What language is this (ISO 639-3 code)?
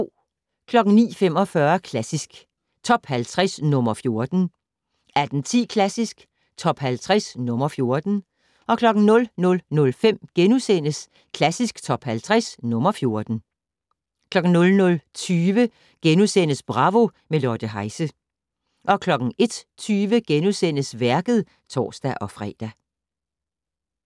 dan